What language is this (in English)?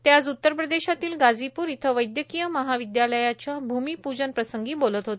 Marathi